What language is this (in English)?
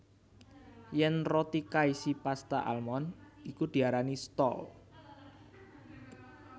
Javanese